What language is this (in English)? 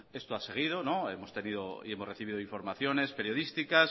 Spanish